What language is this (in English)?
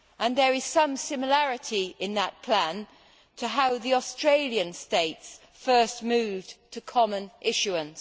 English